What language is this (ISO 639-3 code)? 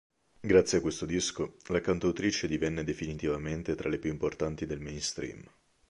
ita